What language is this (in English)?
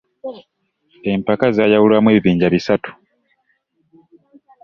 Ganda